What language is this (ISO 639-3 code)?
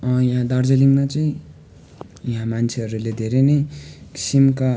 nep